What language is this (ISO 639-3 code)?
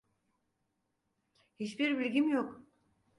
tur